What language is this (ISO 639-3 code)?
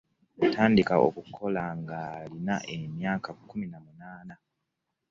lug